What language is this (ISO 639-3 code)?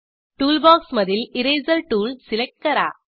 mar